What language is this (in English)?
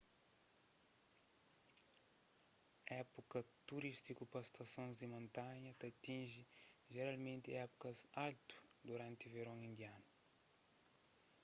Kabuverdianu